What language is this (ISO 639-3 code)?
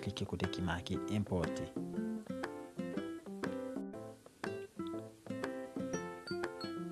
fra